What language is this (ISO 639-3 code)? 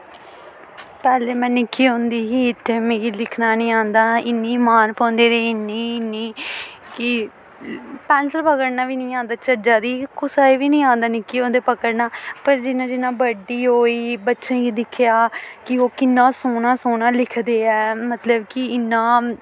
doi